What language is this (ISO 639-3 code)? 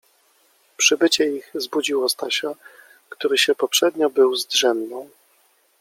pol